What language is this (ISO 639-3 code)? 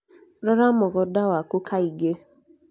kik